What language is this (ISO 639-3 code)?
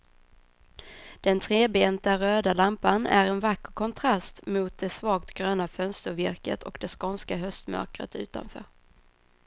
swe